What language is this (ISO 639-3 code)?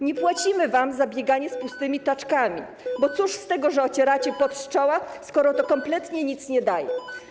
pol